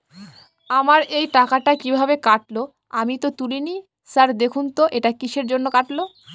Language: Bangla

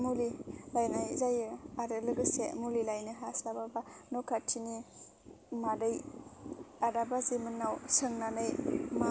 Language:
Bodo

